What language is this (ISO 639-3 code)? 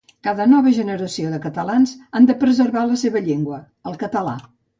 cat